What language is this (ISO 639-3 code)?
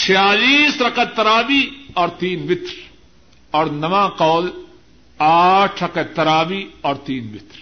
urd